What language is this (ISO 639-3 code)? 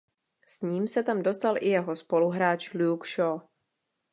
ces